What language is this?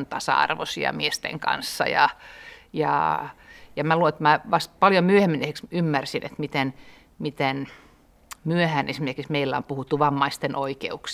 Finnish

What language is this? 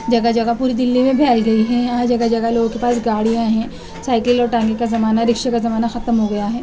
Urdu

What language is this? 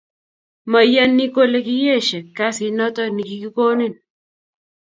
Kalenjin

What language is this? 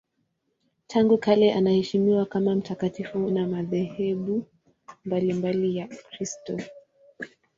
Swahili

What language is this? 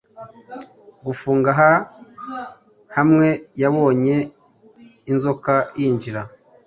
Kinyarwanda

